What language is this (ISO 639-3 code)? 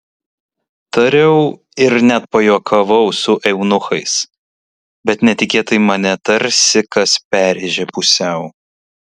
lit